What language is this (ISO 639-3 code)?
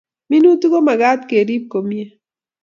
kln